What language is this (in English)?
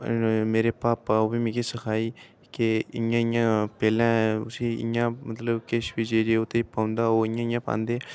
Dogri